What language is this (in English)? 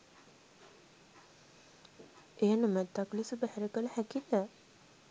Sinhala